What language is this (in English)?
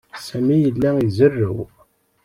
Kabyle